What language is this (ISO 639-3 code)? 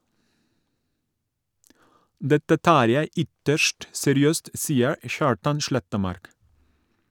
nor